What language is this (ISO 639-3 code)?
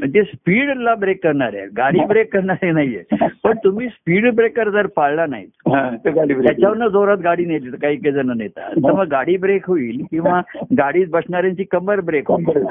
mar